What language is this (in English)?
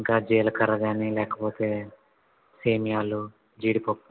Telugu